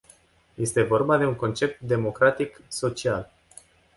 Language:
Romanian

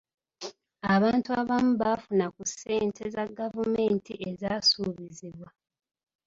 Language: Ganda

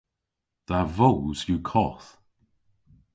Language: Cornish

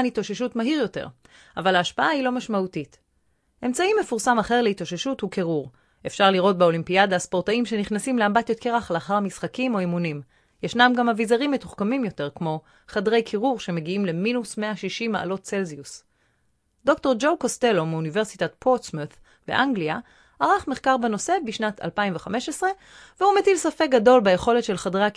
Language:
Hebrew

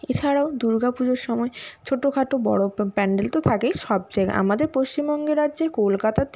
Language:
Bangla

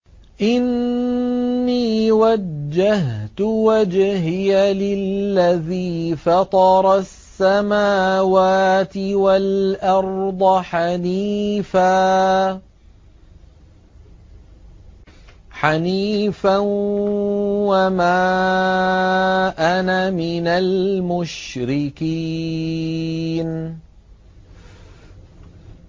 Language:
Arabic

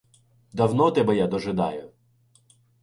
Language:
Ukrainian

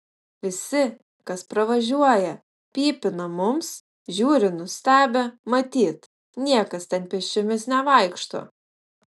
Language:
Lithuanian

